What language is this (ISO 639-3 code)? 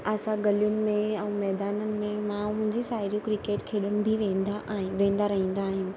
snd